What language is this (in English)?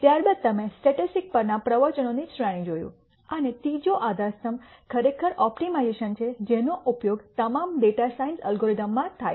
Gujarati